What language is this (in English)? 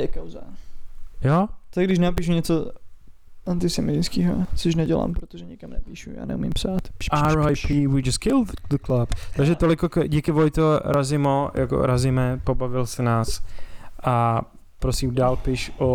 Czech